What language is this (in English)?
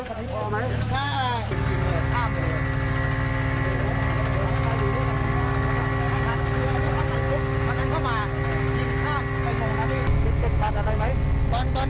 Thai